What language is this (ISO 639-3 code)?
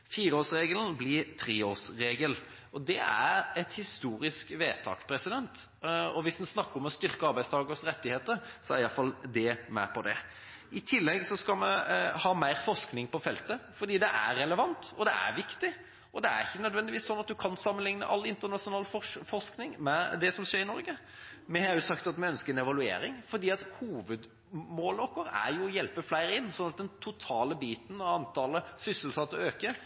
nob